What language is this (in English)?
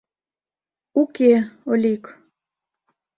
Mari